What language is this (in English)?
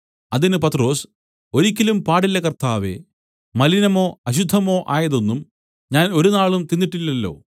Malayalam